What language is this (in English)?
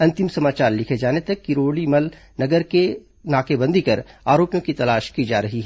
Hindi